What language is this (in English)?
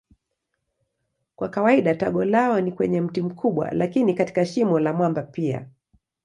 Swahili